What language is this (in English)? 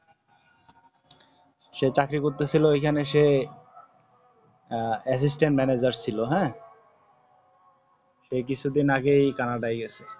Bangla